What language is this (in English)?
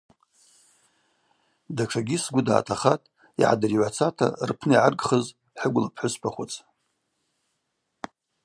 Abaza